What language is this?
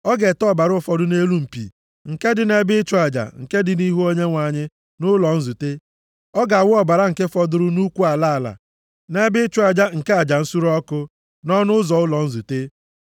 Igbo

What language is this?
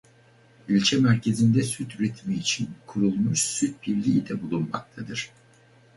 Turkish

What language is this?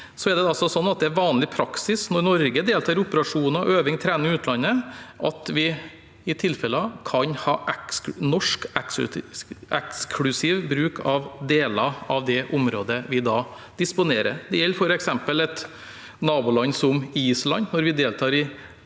Norwegian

